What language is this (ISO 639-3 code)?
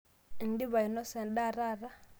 mas